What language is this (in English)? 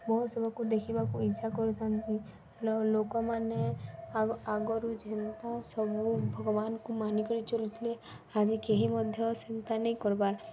Odia